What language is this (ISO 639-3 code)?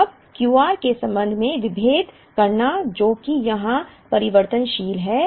hin